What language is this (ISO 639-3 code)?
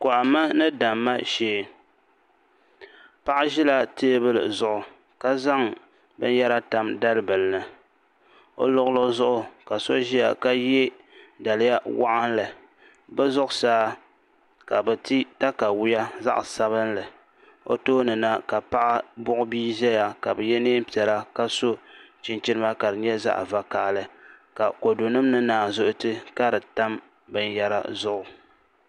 dag